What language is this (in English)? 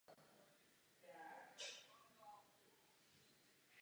Czech